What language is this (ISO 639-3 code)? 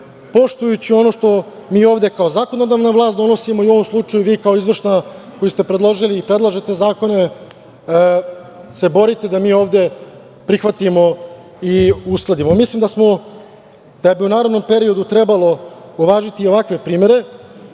srp